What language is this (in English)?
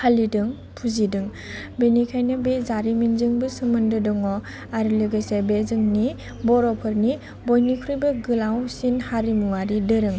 Bodo